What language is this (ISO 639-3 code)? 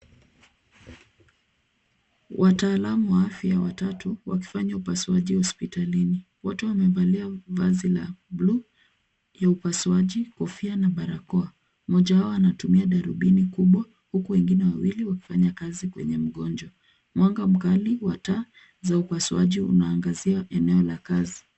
swa